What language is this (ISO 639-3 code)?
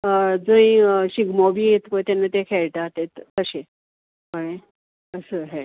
kok